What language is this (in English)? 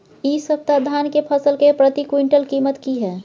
Maithili